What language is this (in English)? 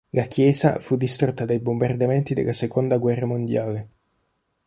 Italian